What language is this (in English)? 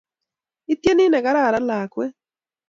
Kalenjin